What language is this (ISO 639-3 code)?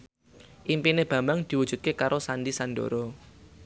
jav